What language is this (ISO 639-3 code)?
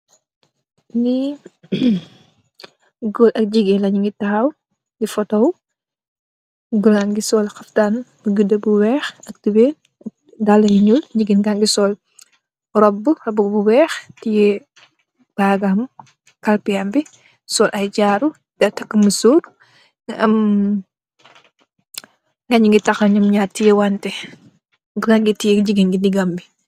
wol